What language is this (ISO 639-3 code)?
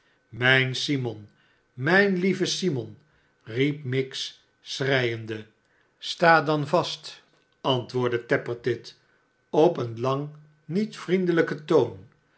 nld